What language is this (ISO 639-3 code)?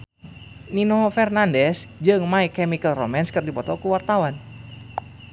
sun